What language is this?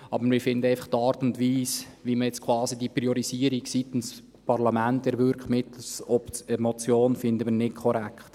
Swiss German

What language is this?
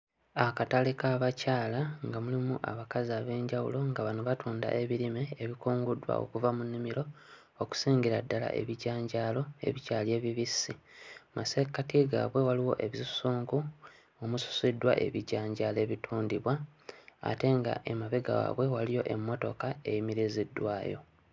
Ganda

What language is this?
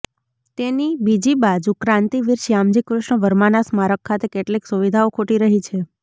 Gujarati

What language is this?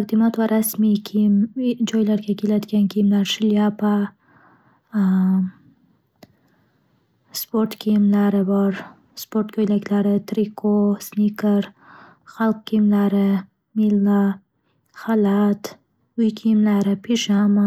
Uzbek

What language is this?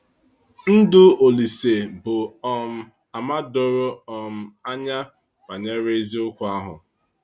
Igbo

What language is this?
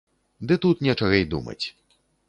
Belarusian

